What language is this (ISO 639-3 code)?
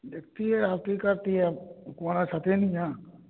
mai